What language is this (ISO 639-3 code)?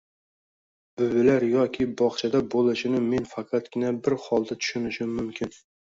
uzb